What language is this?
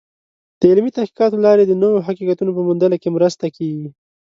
Pashto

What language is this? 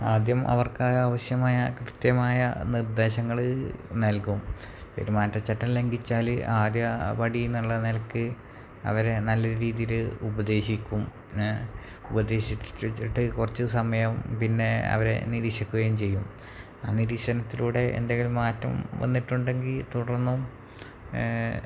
Malayalam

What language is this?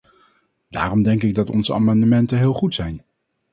Dutch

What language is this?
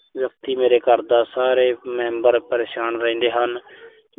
Punjabi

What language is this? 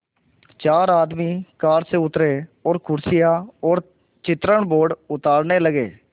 Hindi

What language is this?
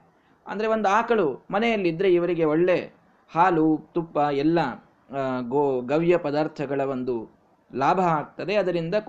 Kannada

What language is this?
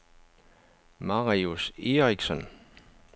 Danish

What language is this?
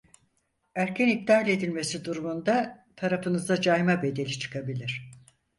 Turkish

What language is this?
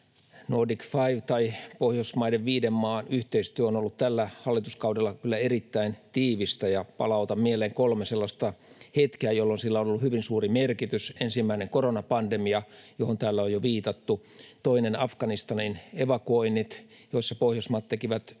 Finnish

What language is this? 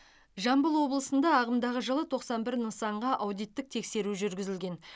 Kazakh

